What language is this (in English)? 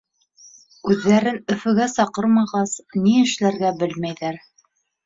Bashkir